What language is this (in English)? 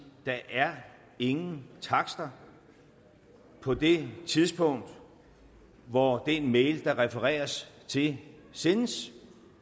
Danish